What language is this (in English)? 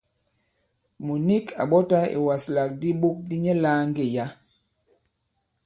Bankon